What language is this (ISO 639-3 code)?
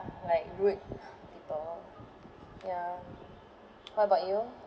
eng